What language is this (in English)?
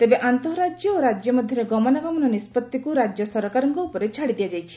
Odia